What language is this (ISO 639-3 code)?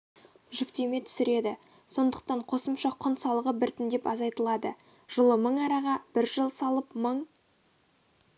kaz